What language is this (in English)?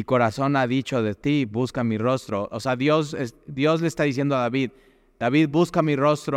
Spanish